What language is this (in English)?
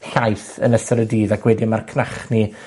Welsh